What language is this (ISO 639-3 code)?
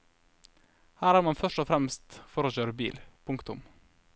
nor